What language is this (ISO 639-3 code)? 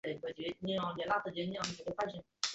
zho